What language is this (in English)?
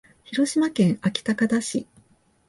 Japanese